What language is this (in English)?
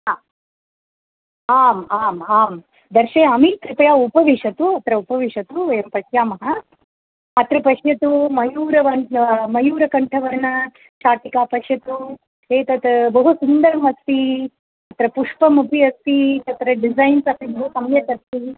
Sanskrit